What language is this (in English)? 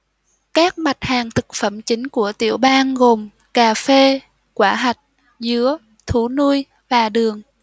Vietnamese